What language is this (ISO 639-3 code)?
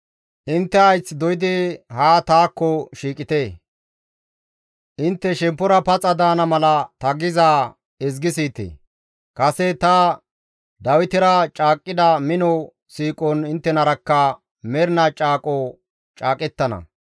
gmv